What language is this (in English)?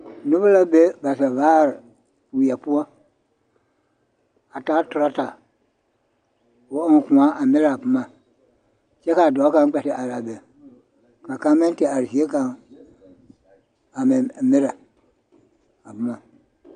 Southern Dagaare